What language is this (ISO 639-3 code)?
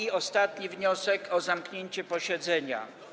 pol